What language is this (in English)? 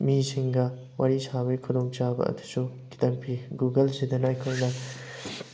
Manipuri